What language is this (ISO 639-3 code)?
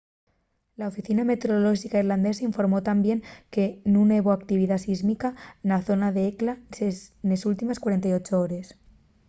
ast